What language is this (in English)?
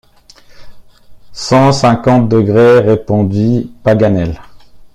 French